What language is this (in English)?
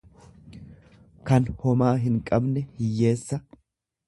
Oromo